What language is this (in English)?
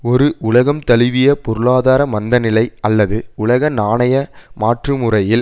Tamil